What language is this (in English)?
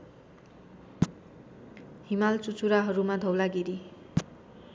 Nepali